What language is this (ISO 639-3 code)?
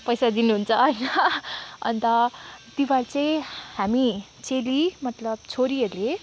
nep